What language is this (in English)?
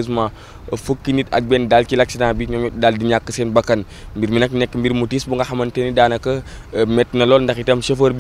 French